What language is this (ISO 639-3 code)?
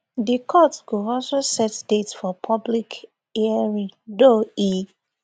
pcm